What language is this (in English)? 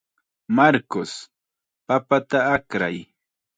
Chiquián Ancash Quechua